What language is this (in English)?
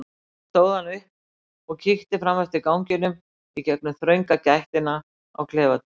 Icelandic